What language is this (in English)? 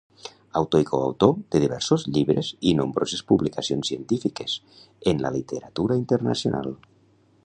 Catalan